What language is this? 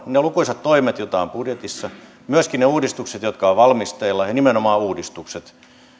Finnish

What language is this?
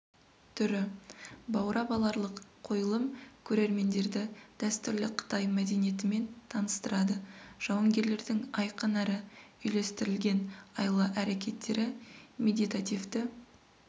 Kazakh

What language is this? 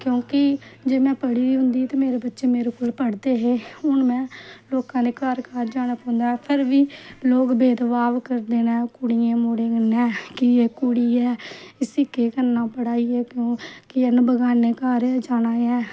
Dogri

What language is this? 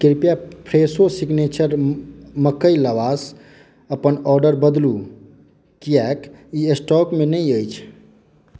Maithili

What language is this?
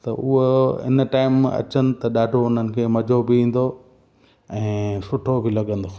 Sindhi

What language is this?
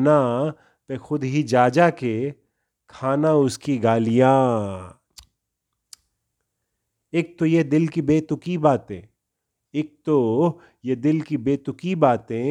Urdu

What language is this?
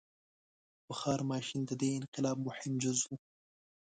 Pashto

